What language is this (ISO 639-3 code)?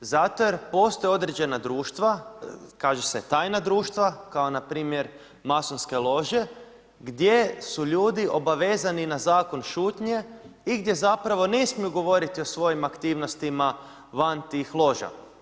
hrv